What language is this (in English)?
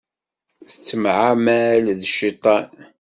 Kabyle